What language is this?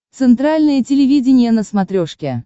Russian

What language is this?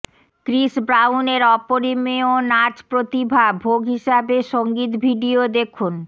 Bangla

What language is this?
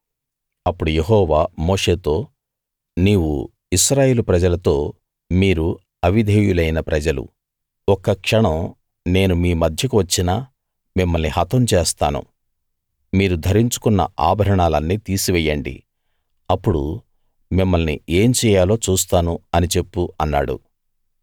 Telugu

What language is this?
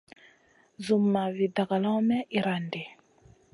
Masana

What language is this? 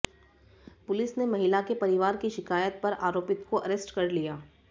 Hindi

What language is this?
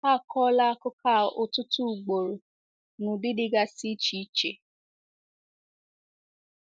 Igbo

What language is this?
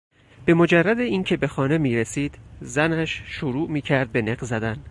Persian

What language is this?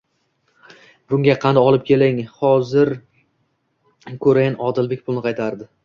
Uzbek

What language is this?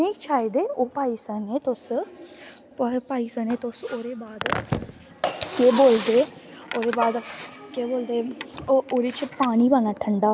Dogri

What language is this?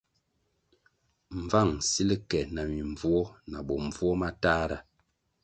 Kwasio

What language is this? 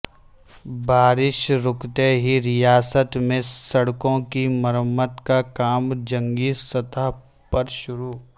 Urdu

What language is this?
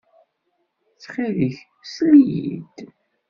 Kabyle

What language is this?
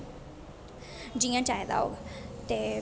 Dogri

